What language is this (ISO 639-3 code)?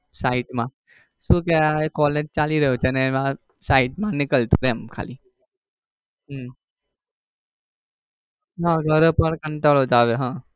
guj